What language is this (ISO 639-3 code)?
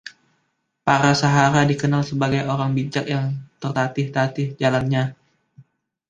ind